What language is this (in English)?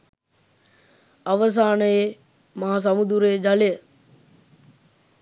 Sinhala